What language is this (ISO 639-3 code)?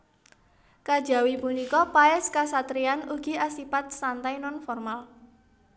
jav